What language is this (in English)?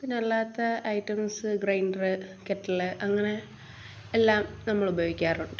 Malayalam